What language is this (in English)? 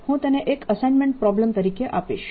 Gujarati